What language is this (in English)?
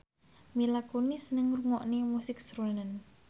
Javanese